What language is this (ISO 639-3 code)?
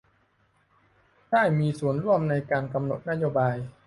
tha